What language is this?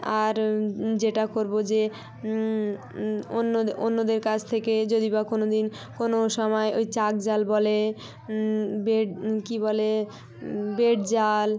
Bangla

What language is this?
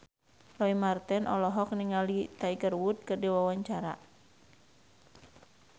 Sundanese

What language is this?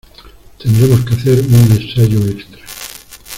Spanish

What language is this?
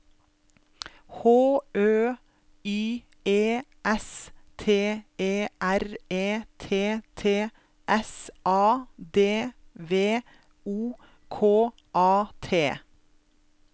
Norwegian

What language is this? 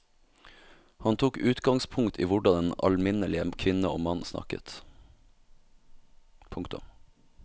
Norwegian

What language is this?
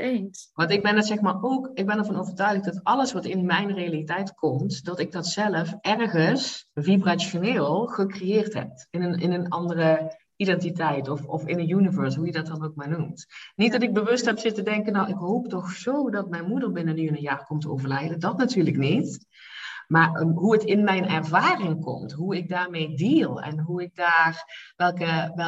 Dutch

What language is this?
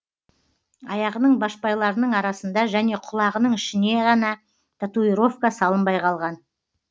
Kazakh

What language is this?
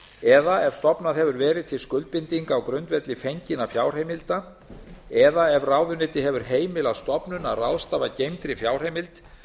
Icelandic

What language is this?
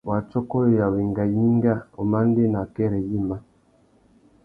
Tuki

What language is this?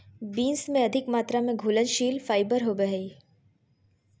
Magahi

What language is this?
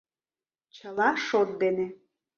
Mari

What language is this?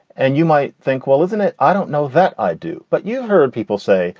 English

